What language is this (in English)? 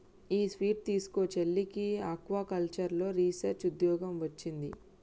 Telugu